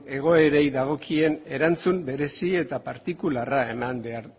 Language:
Basque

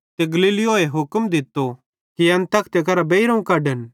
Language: Bhadrawahi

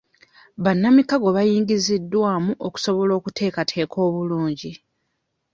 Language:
Ganda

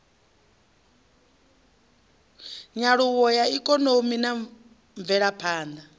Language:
Venda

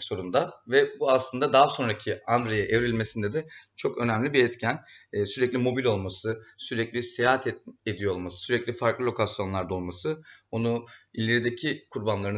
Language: Turkish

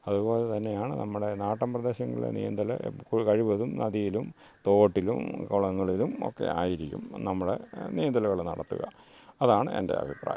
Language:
Malayalam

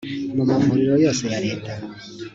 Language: Kinyarwanda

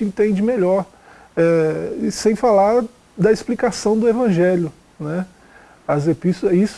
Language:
Portuguese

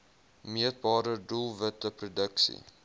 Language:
Afrikaans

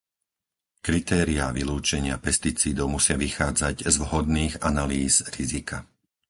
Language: Slovak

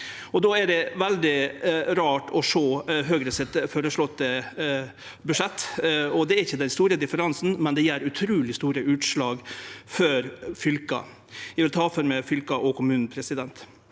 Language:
Norwegian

